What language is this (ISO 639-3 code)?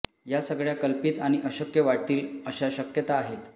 mar